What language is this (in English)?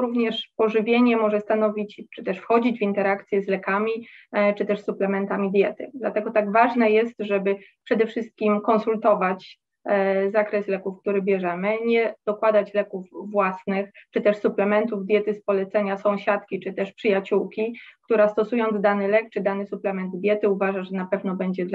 Polish